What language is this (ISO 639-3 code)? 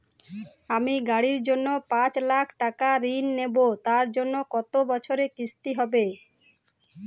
ben